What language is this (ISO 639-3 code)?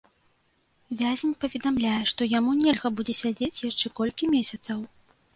bel